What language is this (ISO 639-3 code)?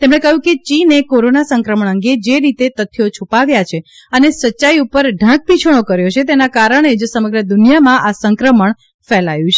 guj